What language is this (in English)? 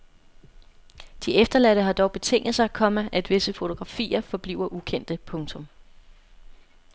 Danish